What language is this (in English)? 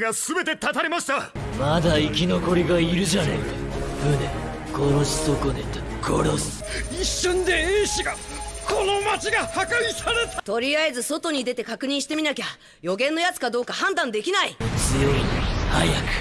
Japanese